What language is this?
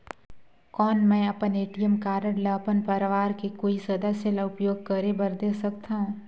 Chhattisgarhi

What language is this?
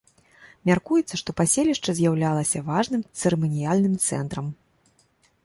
Belarusian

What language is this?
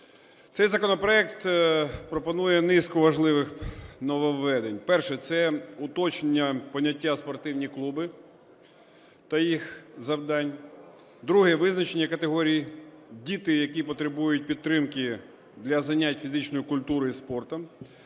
Ukrainian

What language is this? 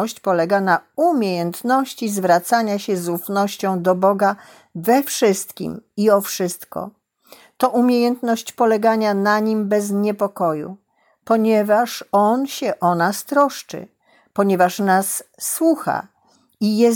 Polish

